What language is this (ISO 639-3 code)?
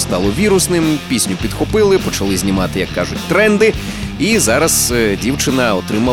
ukr